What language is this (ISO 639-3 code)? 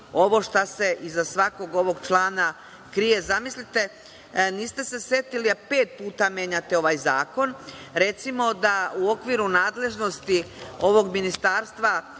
srp